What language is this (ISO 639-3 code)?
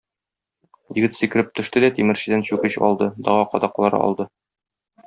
tat